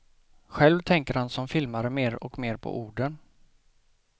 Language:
Swedish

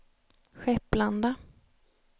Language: Swedish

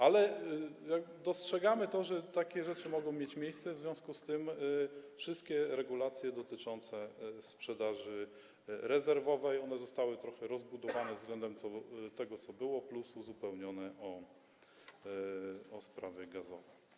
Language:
Polish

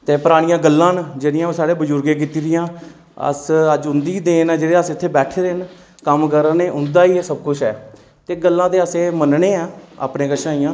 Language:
Dogri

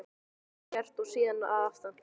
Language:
Icelandic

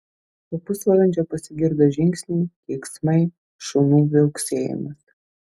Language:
Lithuanian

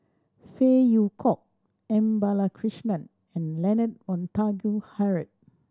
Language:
English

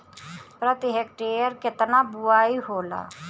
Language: Bhojpuri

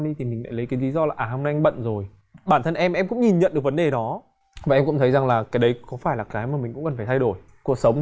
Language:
Vietnamese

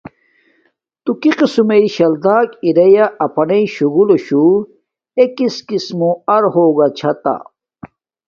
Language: Domaaki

